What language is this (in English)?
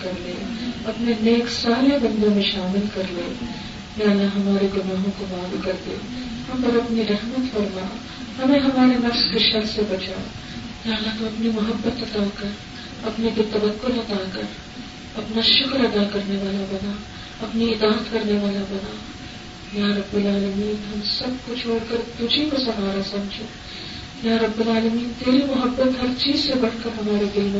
Urdu